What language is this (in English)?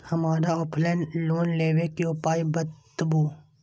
Maithili